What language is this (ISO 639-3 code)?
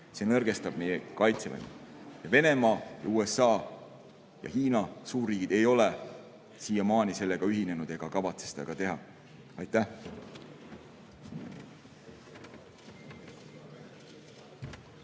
est